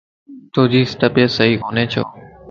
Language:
Lasi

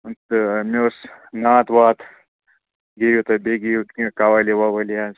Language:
Kashmiri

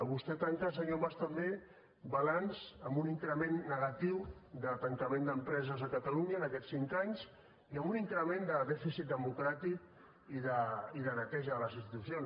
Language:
Catalan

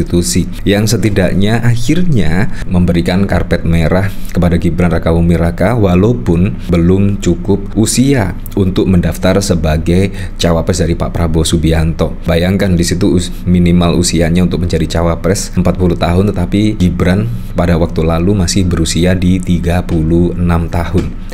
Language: Indonesian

